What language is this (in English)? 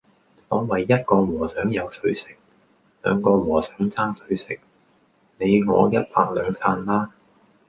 Cantonese